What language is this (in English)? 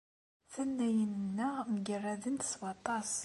Kabyle